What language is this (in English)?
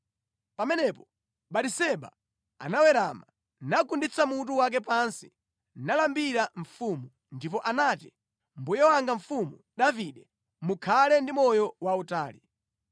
Nyanja